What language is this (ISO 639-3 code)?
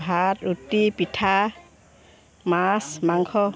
asm